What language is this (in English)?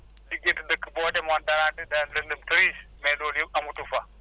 Wolof